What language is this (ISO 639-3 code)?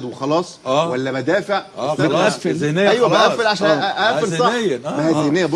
ara